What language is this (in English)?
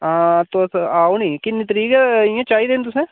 Dogri